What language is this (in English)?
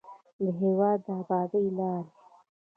Pashto